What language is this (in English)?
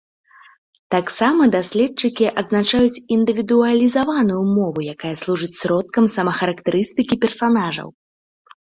Belarusian